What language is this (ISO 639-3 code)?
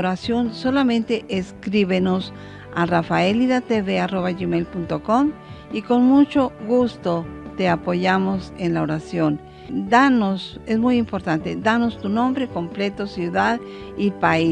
spa